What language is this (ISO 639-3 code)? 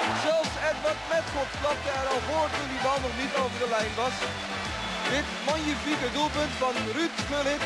nld